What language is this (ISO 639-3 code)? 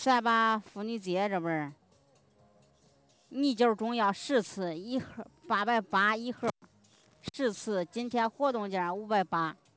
zho